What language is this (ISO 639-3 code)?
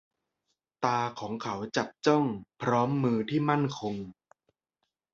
tha